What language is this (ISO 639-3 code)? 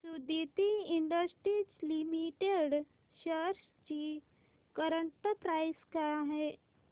mar